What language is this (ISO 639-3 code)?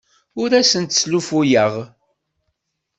kab